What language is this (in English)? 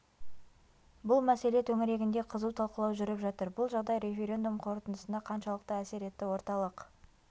Kazakh